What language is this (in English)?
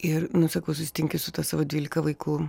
Lithuanian